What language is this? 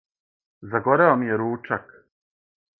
Serbian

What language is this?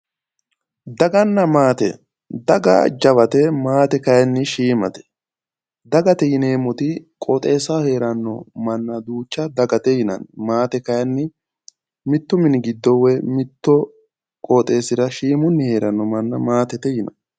Sidamo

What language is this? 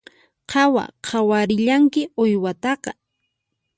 Puno Quechua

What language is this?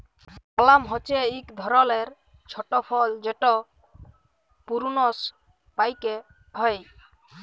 Bangla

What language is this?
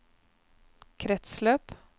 Norwegian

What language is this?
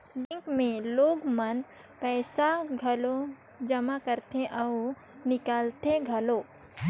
Chhattisgarhi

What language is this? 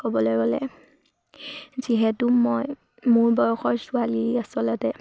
Assamese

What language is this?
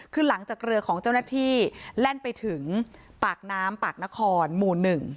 Thai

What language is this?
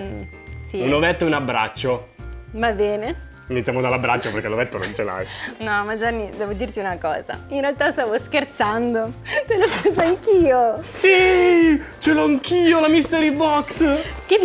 Italian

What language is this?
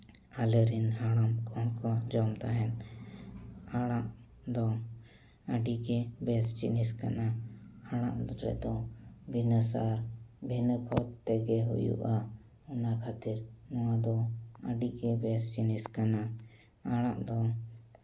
Santali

